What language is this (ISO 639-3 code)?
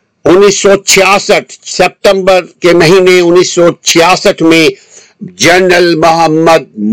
urd